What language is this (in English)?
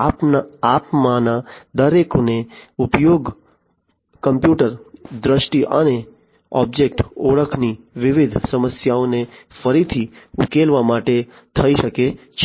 Gujarati